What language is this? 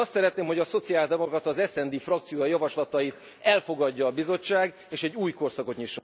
Hungarian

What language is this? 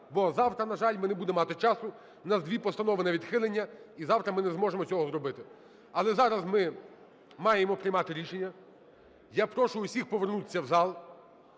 Ukrainian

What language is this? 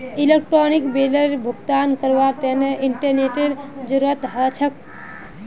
Magahi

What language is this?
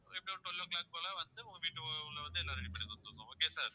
Tamil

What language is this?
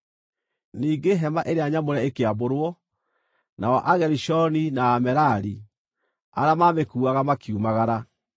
Kikuyu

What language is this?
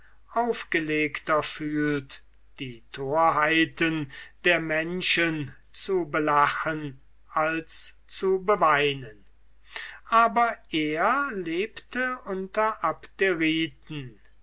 German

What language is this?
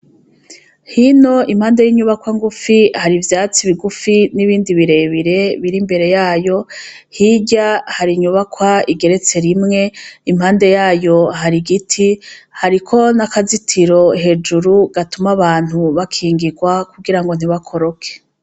Rundi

